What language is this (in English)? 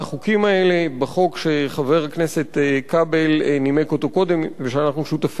Hebrew